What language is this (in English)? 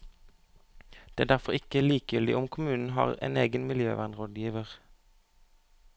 Norwegian